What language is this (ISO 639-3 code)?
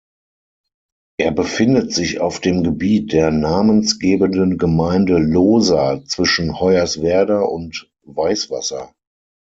deu